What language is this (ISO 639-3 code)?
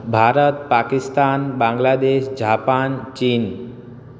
guj